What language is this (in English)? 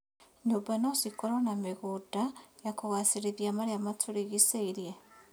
Kikuyu